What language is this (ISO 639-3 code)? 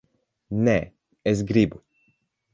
lav